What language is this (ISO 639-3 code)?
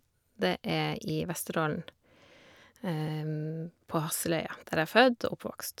nor